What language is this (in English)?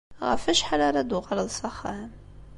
Kabyle